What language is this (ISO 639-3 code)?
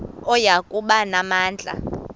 xho